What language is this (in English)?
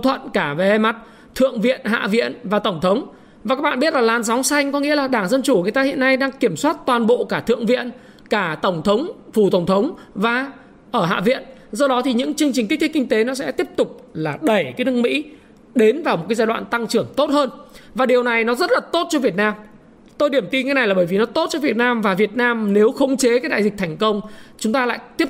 Vietnamese